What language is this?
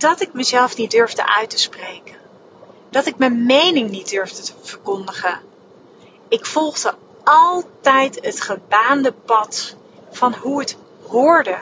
Dutch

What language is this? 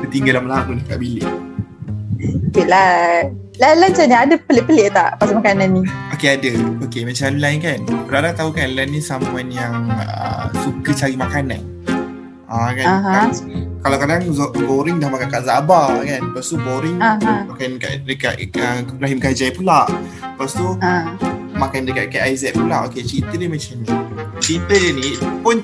Malay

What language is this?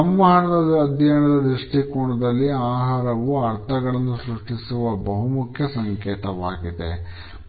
Kannada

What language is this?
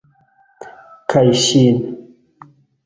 Esperanto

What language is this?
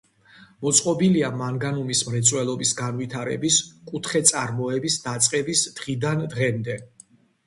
Georgian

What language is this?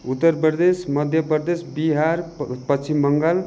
Nepali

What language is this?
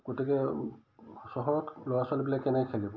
Assamese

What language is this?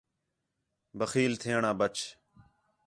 Khetrani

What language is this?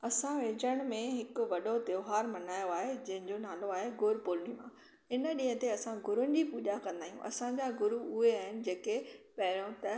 Sindhi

